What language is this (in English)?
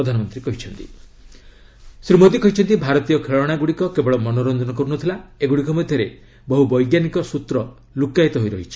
Odia